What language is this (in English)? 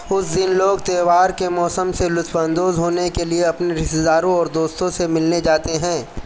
Urdu